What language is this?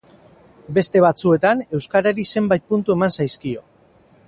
Basque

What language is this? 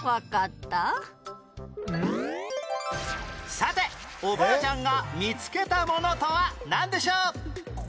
Japanese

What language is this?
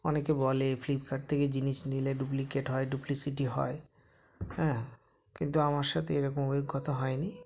Bangla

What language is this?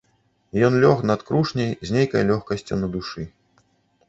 Belarusian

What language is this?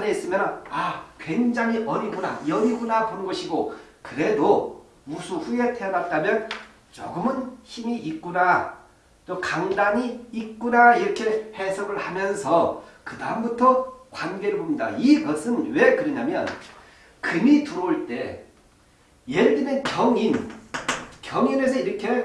Korean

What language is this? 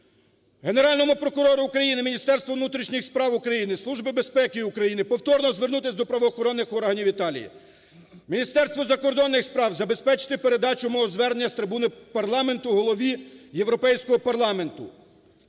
Ukrainian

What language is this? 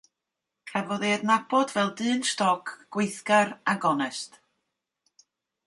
Welsh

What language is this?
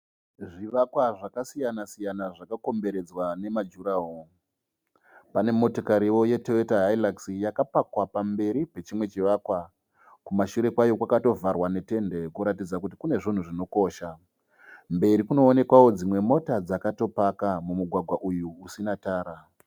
Shona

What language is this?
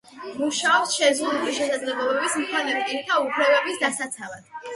Georgian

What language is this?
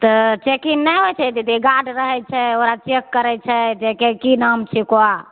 Maithili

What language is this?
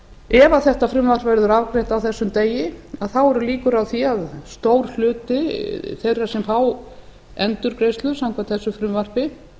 Icelandic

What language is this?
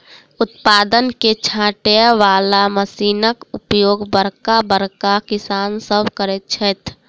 Maithili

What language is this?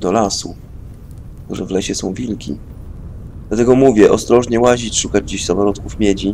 Polish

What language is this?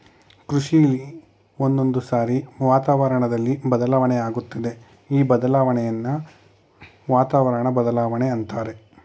Kannada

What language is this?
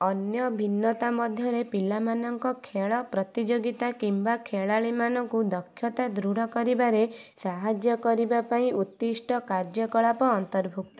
Odia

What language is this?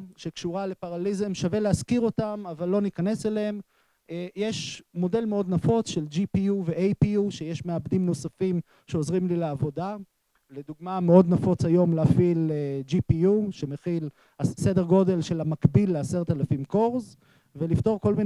Hebrew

